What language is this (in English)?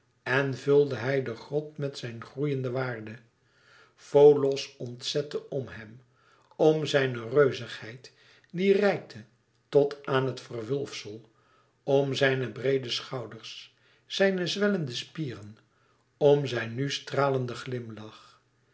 Dutch